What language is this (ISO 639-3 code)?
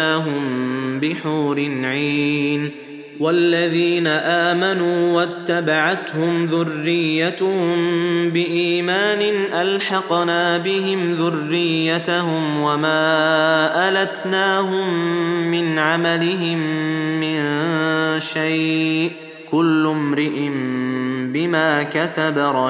ara